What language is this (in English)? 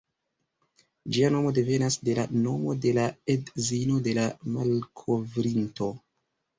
Esperanto